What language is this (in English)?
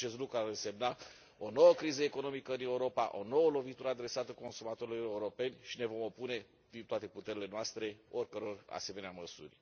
Romanian